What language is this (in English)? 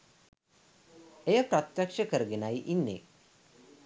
Sinhala